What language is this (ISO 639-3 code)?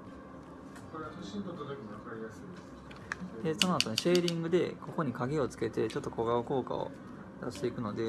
jpn